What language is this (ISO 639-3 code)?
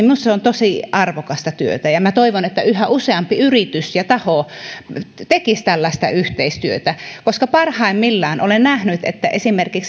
fin